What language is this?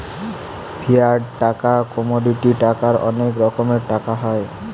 Bangla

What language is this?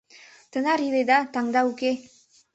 Mari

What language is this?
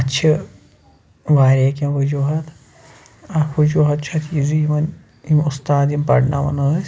Kashmiri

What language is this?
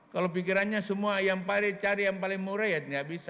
Indonesian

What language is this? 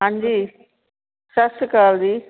Punjabi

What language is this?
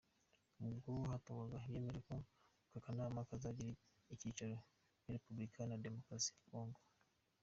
Kinyarwanda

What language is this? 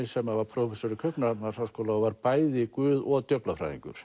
Icelandic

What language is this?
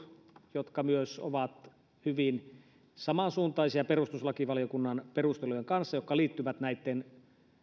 Finnish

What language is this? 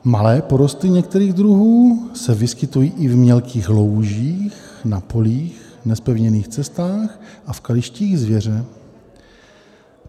Czech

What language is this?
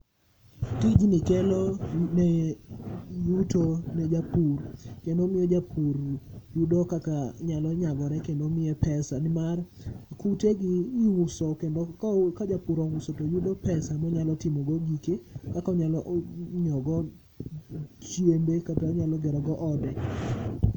Luo (Kenya and Tanzania)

